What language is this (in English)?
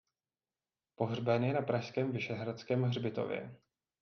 Czech